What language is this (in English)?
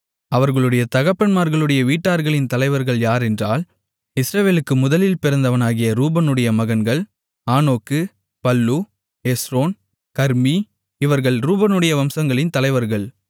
Tamil